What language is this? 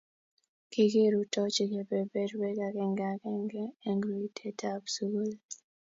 Kalenjin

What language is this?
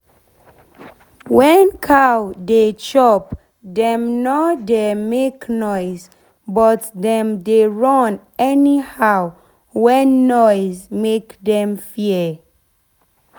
Nigerian Pidgin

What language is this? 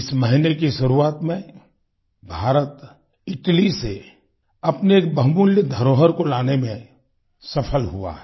Hindi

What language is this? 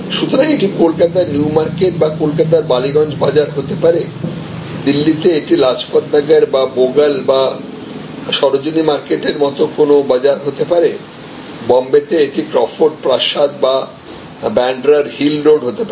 Bangla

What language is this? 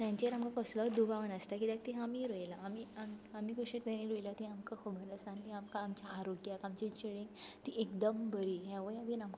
Konkani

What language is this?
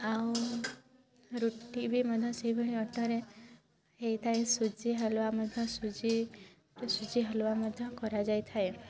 Odia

